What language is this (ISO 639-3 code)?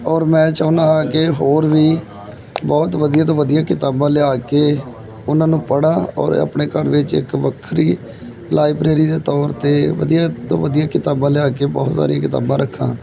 pan